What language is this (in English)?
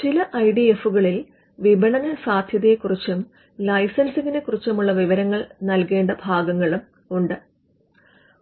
Malayalam